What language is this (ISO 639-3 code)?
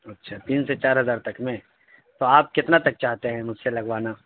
urd